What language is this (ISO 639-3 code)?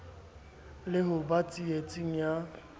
sot